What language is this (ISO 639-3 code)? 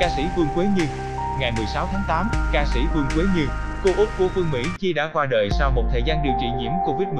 vie